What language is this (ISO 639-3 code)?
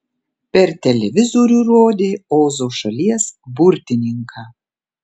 lit